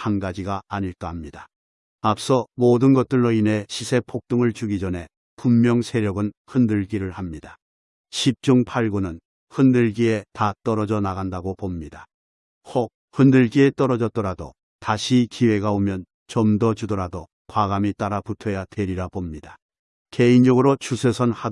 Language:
Korean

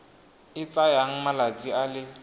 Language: Tswana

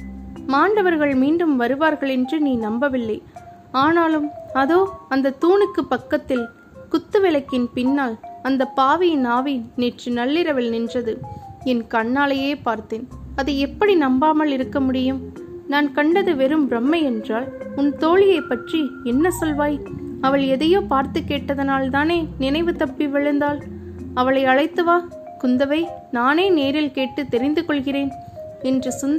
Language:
Tamil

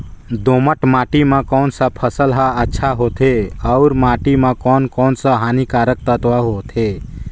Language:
Chhattisgarhi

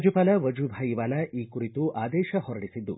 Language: Kannada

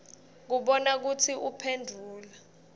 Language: Swati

